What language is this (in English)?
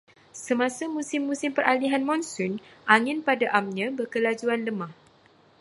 Malay